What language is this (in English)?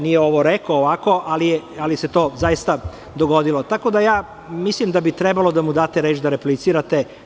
Serbian